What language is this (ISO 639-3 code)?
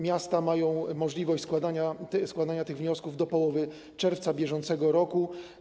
pol